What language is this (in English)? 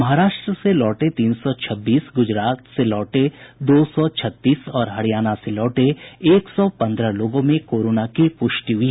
Hindi